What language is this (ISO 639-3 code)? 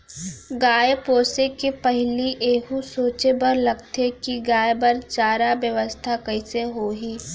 hne